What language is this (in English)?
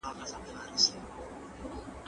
Pashto